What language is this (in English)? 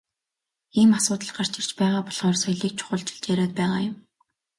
Mongolian